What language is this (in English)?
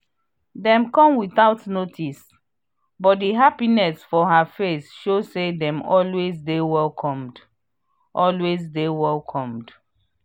Nigerian Pidgin